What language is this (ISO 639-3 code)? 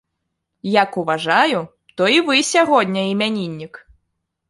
bel